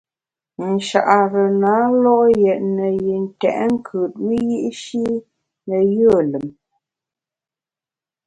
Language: Bamun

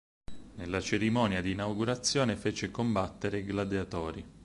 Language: Italian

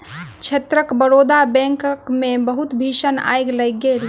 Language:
Maithili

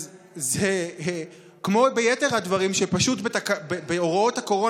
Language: Hebrew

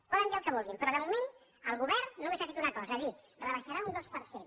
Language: Catalan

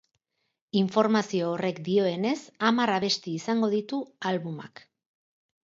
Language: Basque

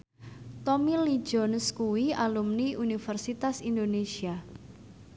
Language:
Javanese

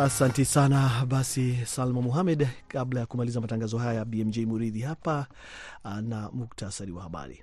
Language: Swahili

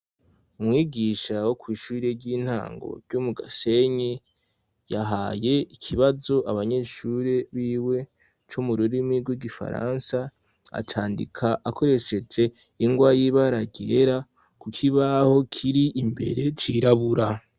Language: Rundi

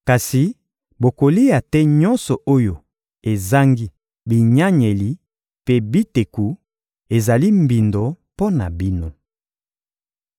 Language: Lingala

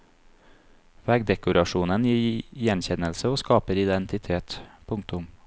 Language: Norwegian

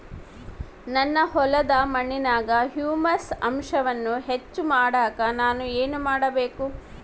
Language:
Kannada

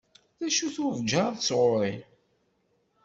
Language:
Kabyle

